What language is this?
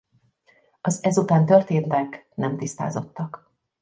Hungarian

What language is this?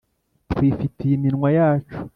Kinyarwanda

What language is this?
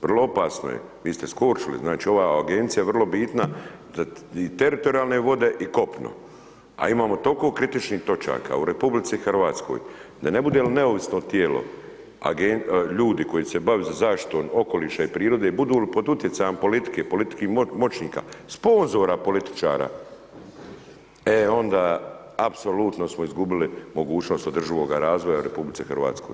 Croatian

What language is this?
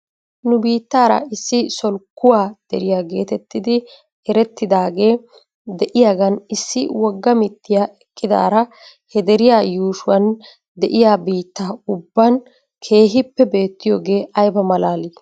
Wolaytta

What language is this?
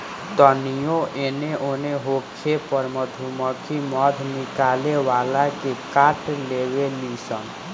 Bhojpuri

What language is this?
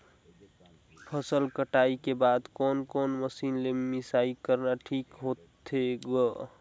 Chhattisgarhi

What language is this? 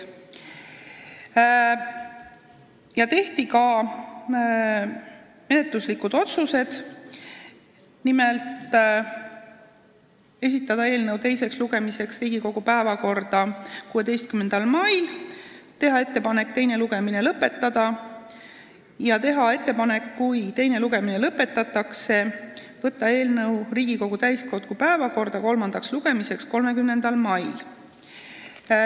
Estonian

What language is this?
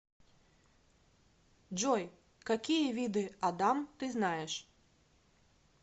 Russian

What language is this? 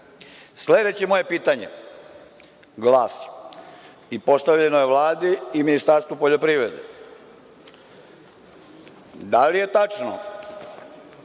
Serbian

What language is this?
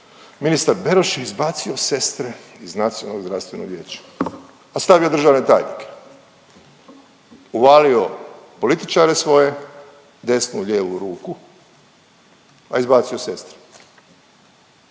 Croatian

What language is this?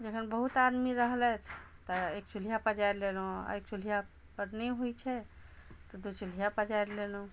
Maithili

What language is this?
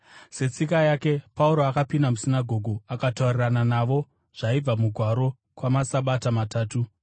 Shona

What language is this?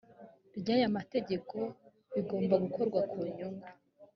Kinyarwanda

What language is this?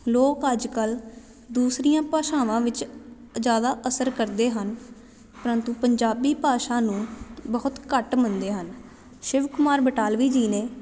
Punjabi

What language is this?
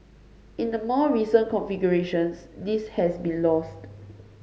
English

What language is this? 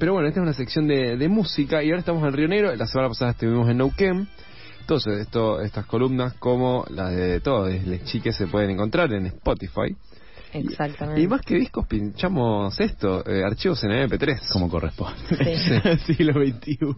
Spanish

